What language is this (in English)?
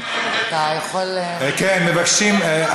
Hebrew